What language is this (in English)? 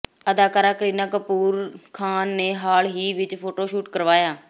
Punjabi